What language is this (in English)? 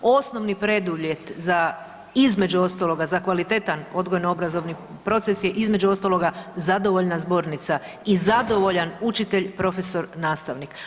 Croatian